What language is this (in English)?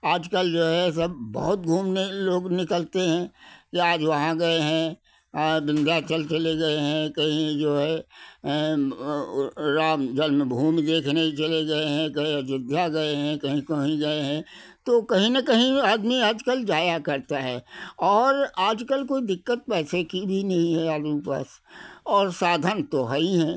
Hindi